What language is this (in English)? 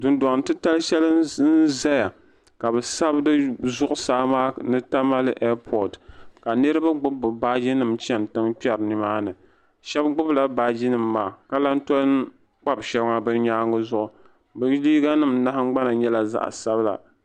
Dagbani